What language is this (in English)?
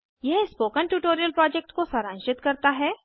Hindi